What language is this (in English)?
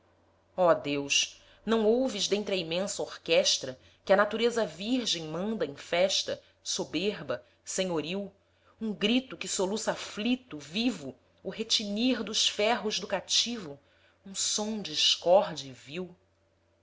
Portuguese